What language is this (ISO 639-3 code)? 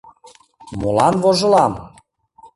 chm